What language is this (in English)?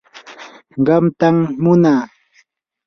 Yanahuanca Pasco Quechua